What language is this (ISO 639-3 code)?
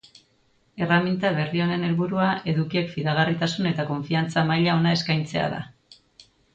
eus